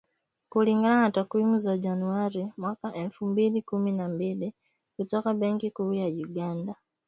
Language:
Swahili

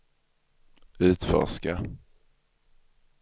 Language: Swedish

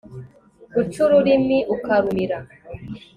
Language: Kinyarwanda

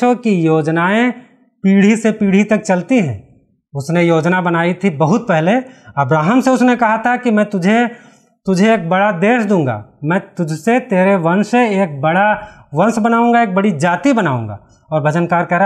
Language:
Hindi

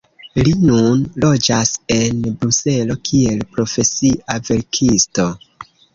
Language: Esperanto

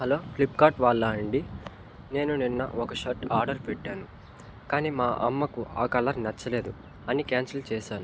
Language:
Telugu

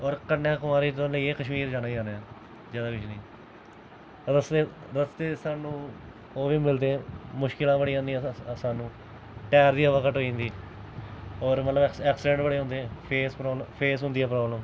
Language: Dogri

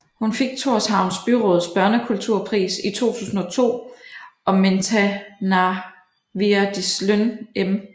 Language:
Danish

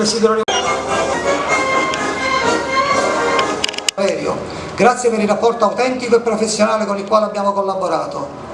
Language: Italian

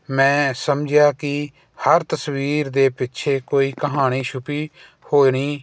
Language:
Punjabi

